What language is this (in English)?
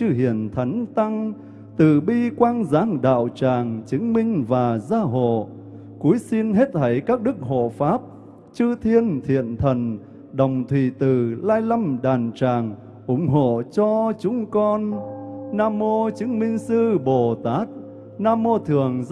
Vietnamese